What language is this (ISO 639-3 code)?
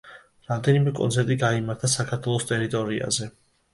kat